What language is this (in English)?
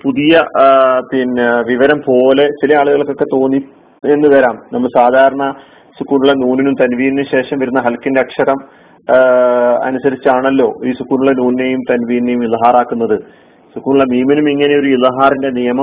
Malayalam